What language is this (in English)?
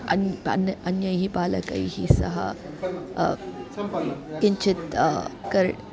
Sanskrit